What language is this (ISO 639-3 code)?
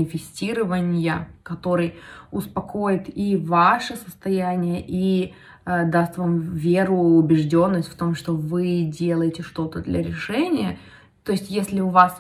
rus